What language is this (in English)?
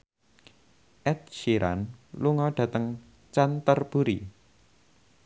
Javanese